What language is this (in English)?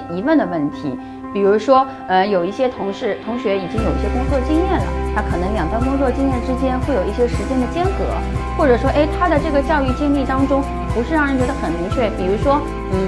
Chinese